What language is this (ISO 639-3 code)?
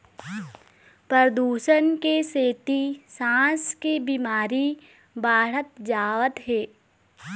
hne